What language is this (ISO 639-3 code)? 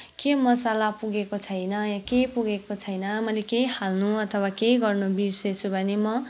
nep